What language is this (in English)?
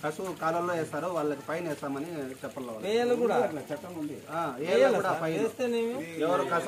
Arabic